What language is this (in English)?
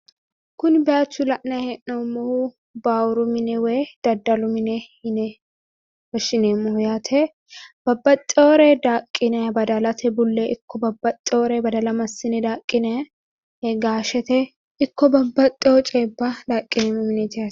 Sidamo